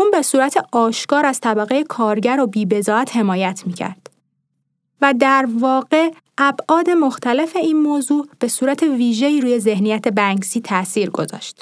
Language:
Persian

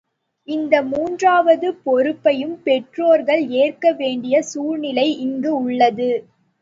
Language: Tamil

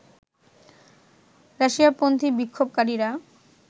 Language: Bangla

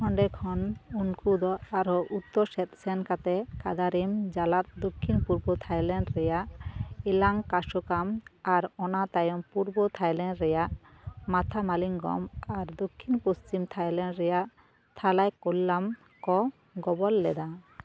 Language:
Santali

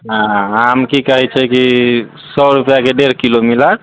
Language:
Maithili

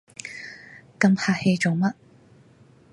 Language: Cantonese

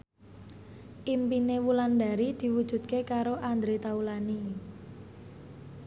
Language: Javanese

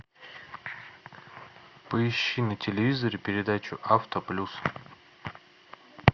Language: Russian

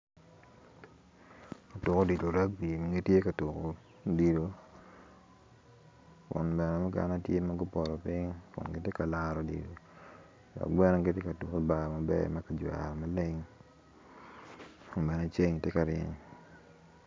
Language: Acoli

